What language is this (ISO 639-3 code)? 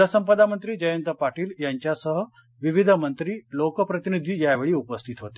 mar